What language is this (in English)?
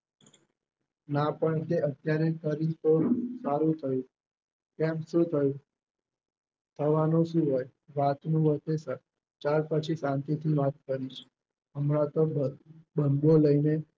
Gujarati